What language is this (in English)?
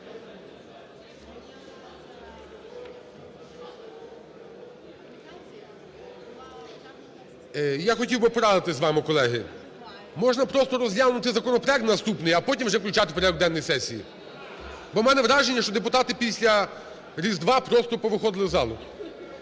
Ukrainian